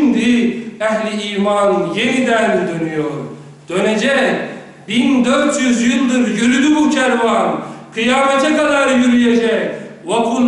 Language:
Turkish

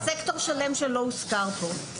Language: Hebrew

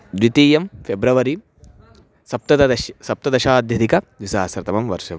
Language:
Sanskrit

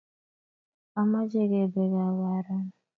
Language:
Kalenjin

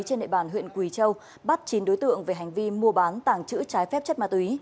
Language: Vietnamese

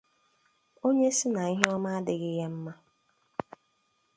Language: Igbo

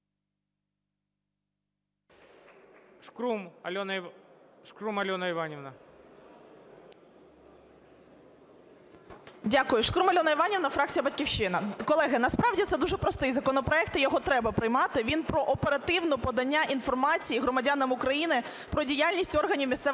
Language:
Ukrainian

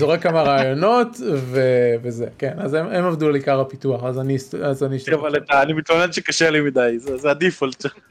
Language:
Hebrew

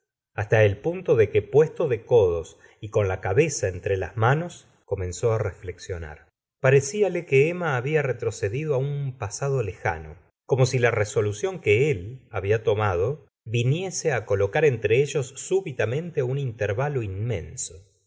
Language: Spanish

